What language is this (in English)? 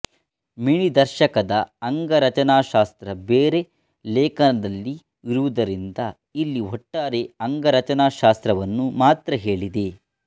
Kannada